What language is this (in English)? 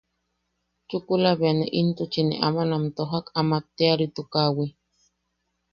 Yaqui